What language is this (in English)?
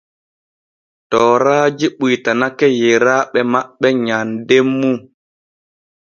Borgu Fulfulde